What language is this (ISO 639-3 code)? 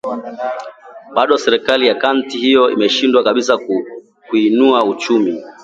swa